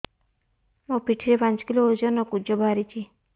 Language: Odia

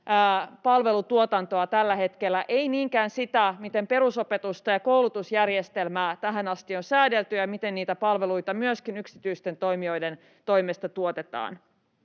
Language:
Finnish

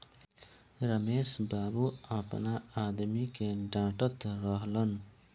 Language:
Bhojpuri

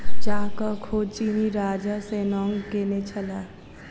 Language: Maithili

